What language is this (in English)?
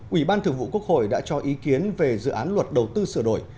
Vietnamese